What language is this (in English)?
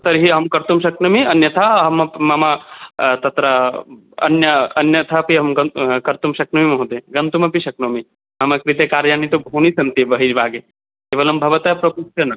Sanskrit